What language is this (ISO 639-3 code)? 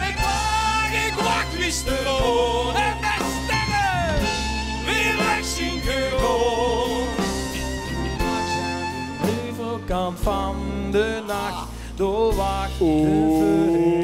nld